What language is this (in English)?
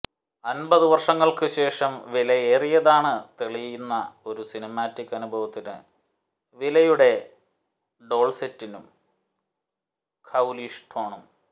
Malayalam